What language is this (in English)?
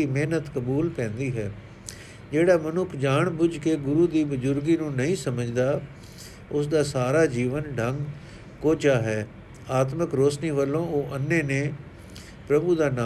Punjabi